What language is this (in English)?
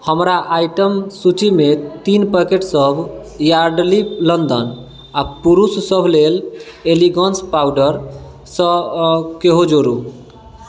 Maithili